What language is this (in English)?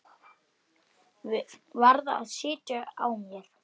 Icelandic